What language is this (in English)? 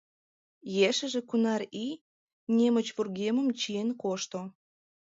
Mari